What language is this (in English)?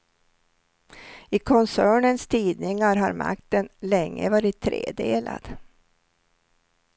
Swedish